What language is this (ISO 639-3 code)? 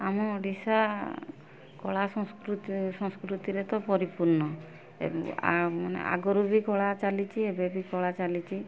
ori